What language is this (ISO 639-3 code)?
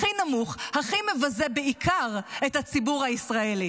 heb